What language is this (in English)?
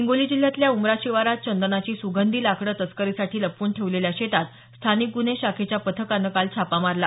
Marathi